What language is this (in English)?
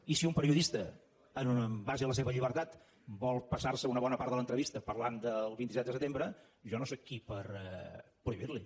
Catalan